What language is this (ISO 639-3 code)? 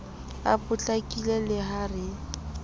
sot